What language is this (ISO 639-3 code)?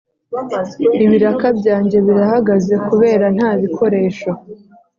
kin